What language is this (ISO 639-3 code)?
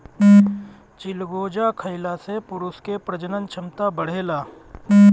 bho